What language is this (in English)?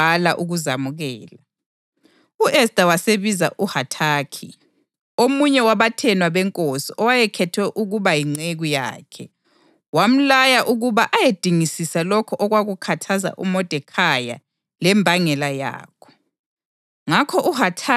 North Ndebele